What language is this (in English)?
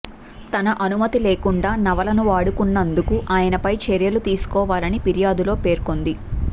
Telugu